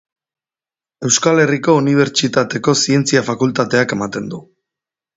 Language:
Basque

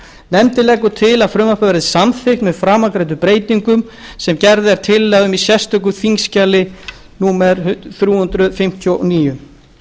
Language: Icelandic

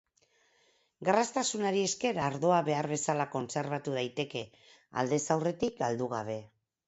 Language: Basque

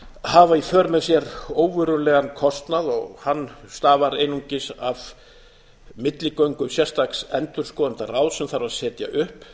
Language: Icelandic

